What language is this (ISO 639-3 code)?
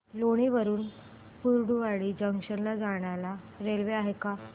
mar